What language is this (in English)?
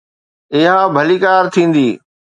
Sindhi